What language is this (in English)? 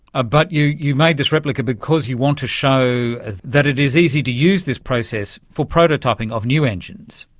English